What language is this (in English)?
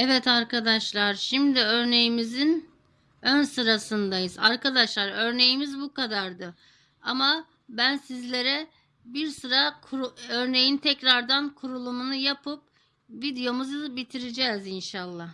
Turkish